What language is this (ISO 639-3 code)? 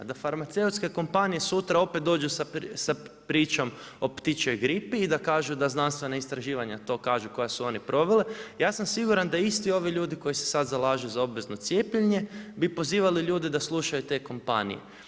hrv